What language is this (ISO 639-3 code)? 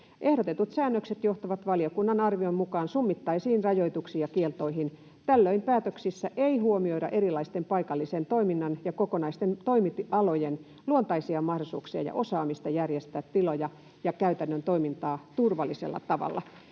fin